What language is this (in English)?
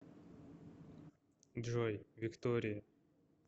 Russian